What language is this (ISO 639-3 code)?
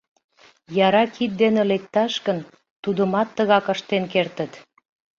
chm